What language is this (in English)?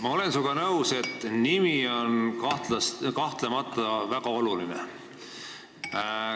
Estonian